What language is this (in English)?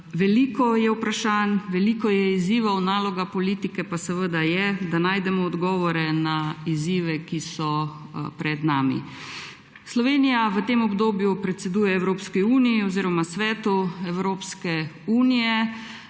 Slovenian